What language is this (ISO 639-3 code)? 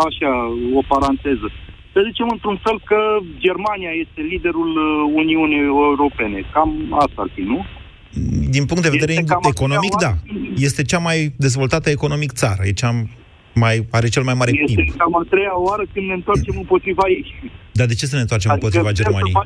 ron